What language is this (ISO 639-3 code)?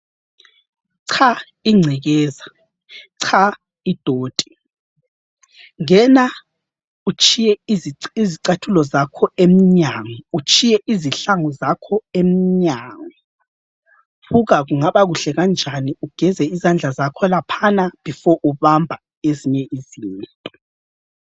nde